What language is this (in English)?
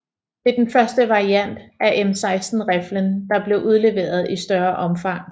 Danish